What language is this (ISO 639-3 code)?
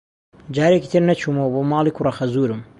ckb